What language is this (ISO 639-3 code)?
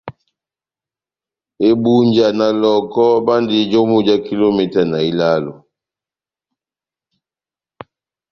bnm